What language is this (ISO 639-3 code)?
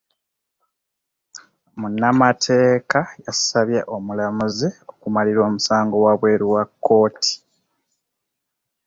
lug